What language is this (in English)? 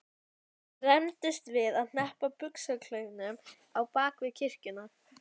Icelandic